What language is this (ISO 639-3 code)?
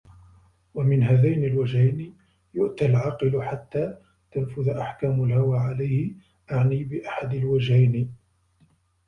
ara